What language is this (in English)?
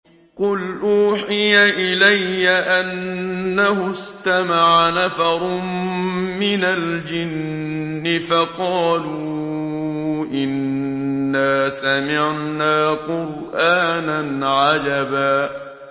Arabic